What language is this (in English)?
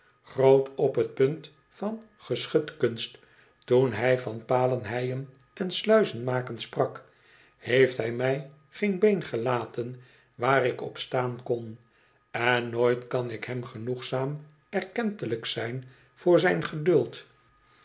Dutch